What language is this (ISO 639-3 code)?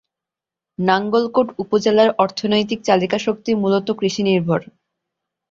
ben